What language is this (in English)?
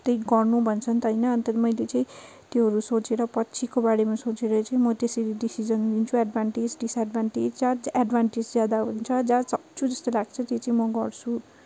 Nepali